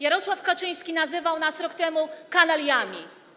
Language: Polish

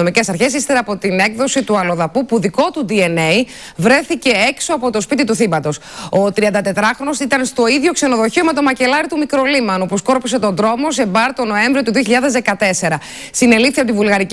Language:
Greek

